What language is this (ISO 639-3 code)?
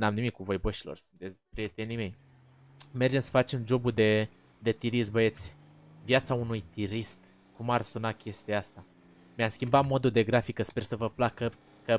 ron